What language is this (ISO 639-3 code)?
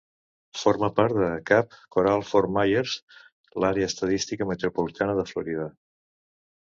cat